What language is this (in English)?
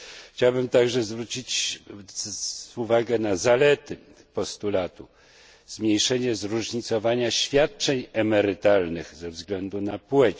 Polish